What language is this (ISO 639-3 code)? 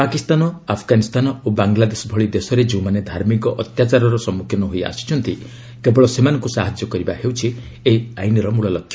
ori